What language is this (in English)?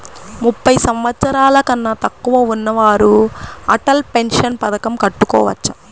Telugu